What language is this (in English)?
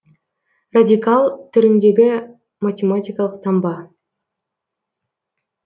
Kazakh